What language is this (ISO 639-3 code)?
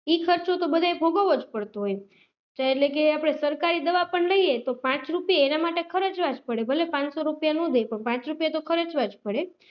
guj